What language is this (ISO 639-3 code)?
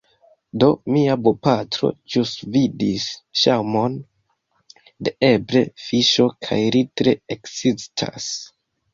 epo